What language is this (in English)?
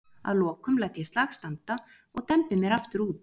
Icelandic